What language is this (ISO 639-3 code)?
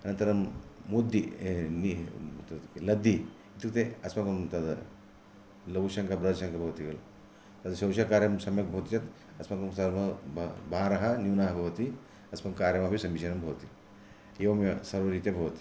san